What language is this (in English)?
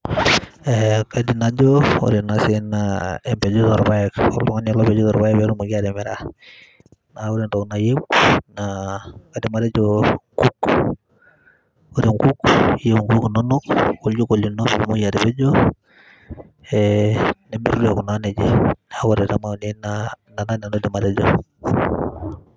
Masai